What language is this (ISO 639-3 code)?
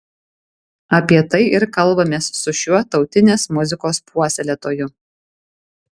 lit